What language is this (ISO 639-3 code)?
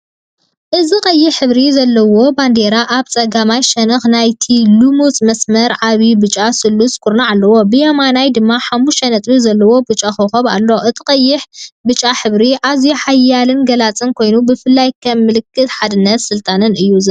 tir